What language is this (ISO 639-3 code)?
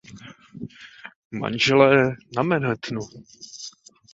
ces